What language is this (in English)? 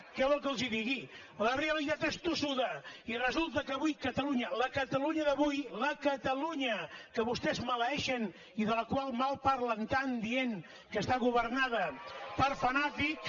Catalan